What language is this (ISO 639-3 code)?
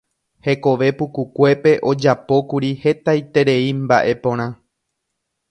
grn